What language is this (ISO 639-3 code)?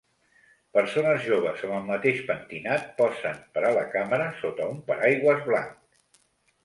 cat